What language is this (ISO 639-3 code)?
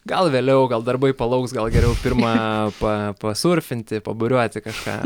lit